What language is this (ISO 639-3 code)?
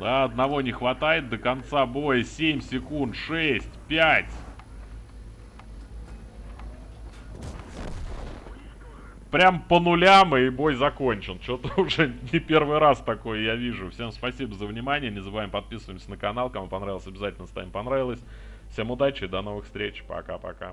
rus